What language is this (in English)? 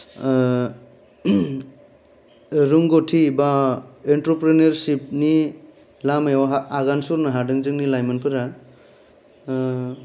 Bodo